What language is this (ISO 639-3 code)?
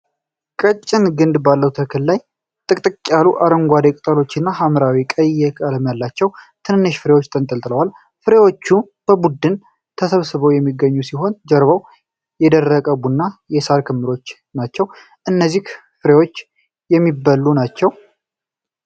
amh